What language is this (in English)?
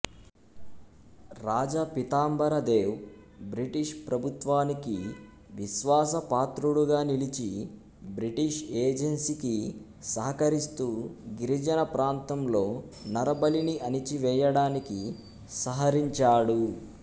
Telugu